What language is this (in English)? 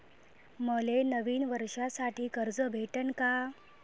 Marathi